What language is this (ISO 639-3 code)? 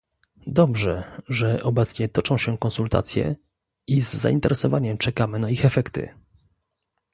pol